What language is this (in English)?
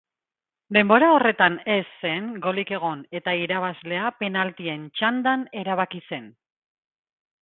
Basque